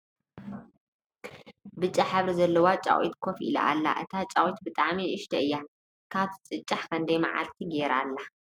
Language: Tigrinya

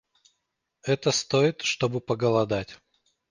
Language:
Russian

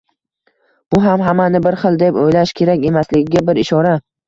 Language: Uzbek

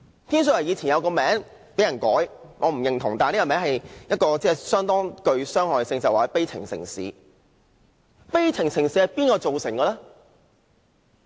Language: Cantonese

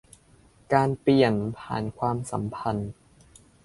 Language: Thai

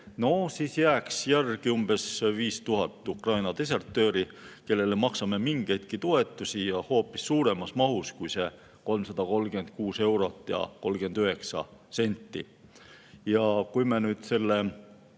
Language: Estonian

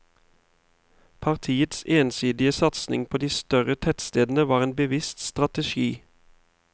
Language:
Norwegian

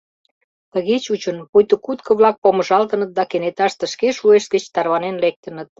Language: Mari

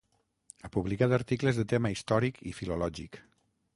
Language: Catalan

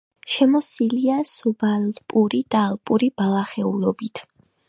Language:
Georgian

